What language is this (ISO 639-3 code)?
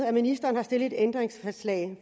dan